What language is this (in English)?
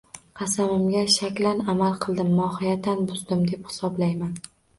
Uzbek